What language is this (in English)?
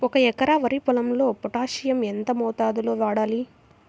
Telugu